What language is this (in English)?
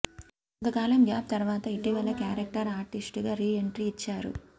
Telugu